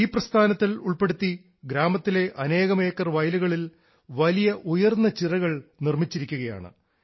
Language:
Malayalam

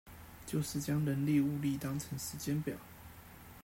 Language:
Chinese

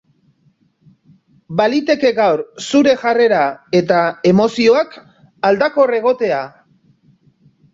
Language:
Basque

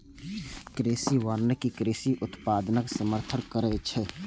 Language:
Maithili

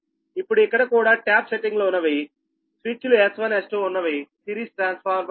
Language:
Telugu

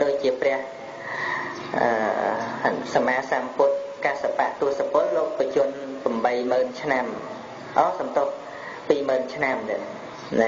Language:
Vietnamese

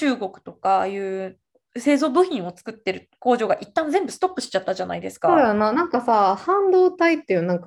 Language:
Japanese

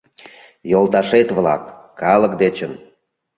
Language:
Mari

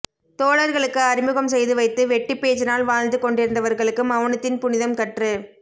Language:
Tamil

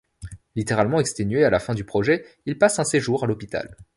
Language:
French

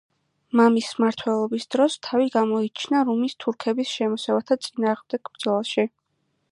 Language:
Georgian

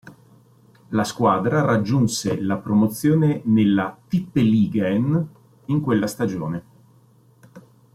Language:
Italian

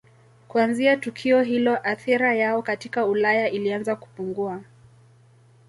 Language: Swahili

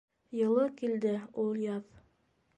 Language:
Bashkir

